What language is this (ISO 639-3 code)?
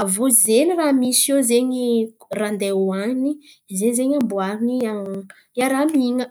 xmv